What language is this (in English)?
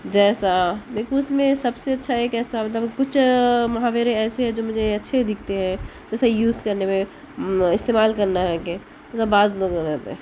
Urdu